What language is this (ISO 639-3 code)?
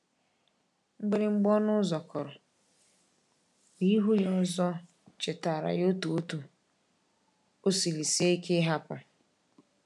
ibo